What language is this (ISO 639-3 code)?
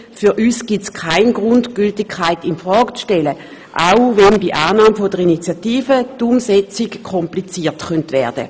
gsw